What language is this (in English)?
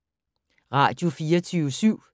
Danish